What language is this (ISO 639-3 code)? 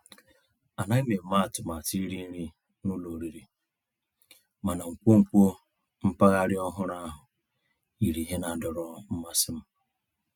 ibo